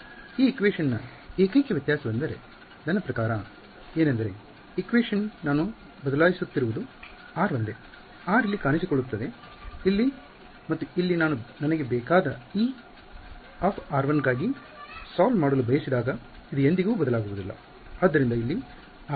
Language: Kannada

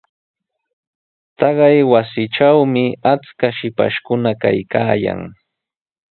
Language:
Sihuas Ancash Quechua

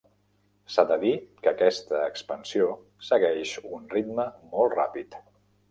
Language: Catalan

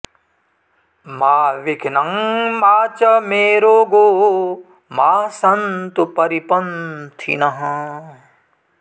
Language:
Sanskrit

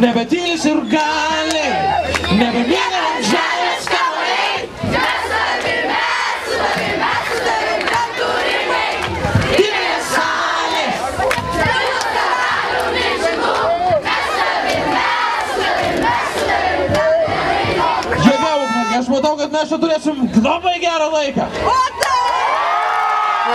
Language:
Polish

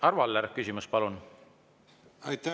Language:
Estonian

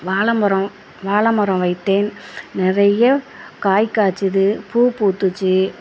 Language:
Tamil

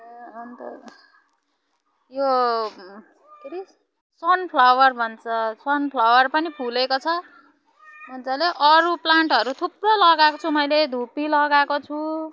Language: Nepali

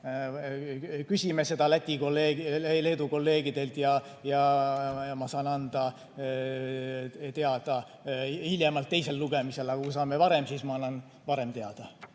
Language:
Estonian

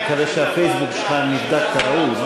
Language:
Hebrew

